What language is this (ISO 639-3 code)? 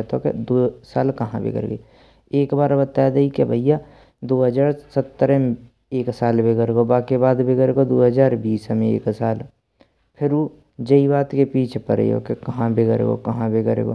bra